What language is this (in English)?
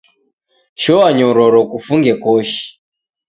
Taita